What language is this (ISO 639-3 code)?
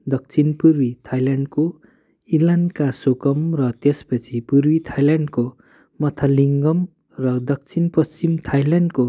nep